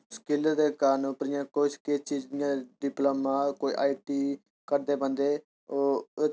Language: Dogri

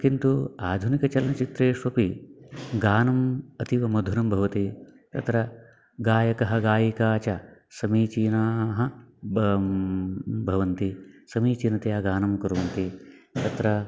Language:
Sanskrit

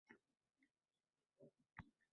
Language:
Uzbek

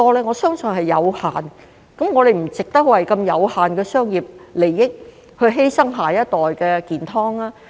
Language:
Cantonese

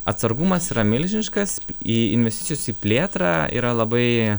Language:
Lithuanian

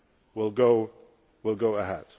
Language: English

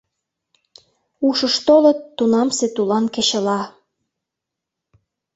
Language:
Mari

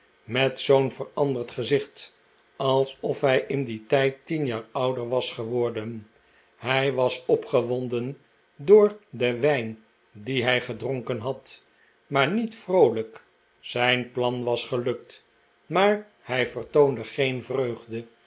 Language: Dutch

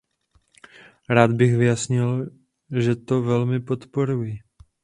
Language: Czech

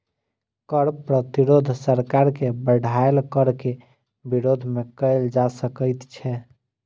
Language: Maithili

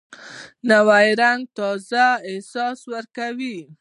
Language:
Pashto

